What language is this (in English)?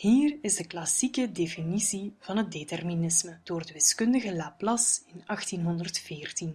Dutch